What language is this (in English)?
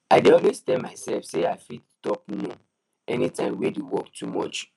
Nigerian Pidgin